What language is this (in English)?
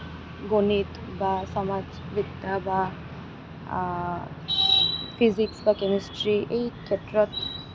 Assamese